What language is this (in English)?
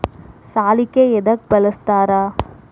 Kannada